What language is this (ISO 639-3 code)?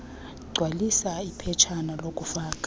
xho